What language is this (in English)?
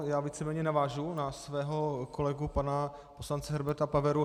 Czech